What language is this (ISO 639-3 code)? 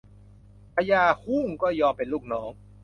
tha